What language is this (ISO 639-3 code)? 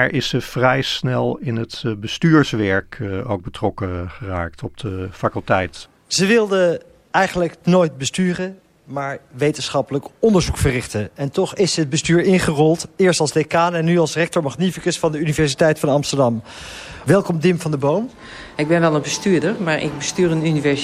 nld